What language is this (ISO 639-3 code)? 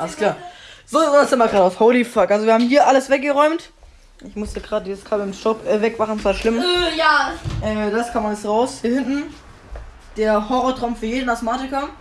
deu